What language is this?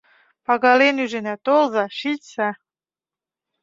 Mari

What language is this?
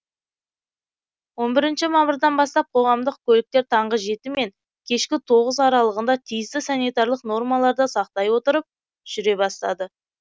Kazakh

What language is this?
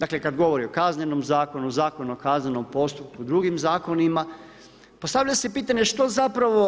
Croatian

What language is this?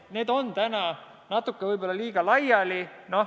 Estonian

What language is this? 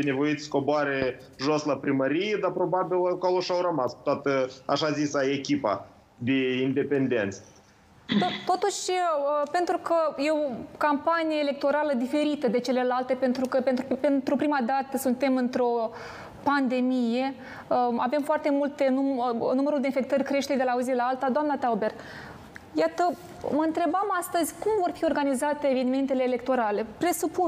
Romanian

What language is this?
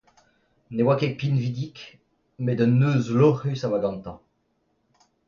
Breton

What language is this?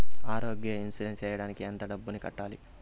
Telugu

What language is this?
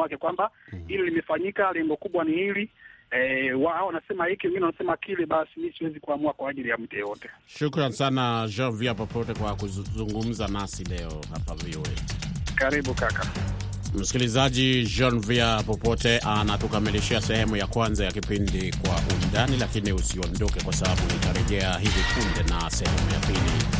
Swahili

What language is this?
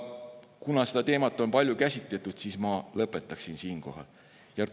Estonian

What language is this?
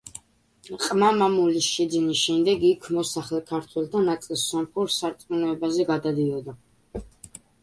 Georgian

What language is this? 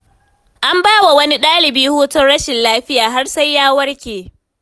Hausa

